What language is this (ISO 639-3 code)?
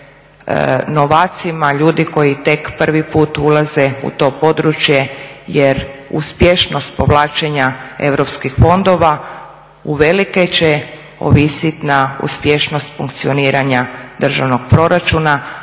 hrv